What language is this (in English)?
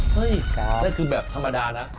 Thai